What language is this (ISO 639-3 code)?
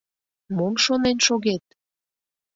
chm